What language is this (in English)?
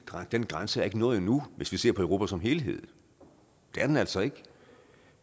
Danish